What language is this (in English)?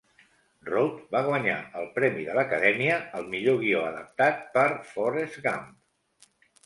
Catalan